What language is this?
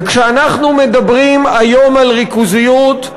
Hebrew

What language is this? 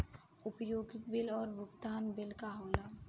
Bhojpuri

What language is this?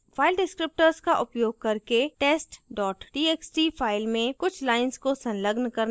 Hindi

